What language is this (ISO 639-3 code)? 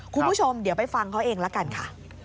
tha